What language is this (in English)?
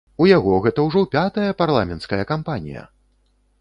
Belarusian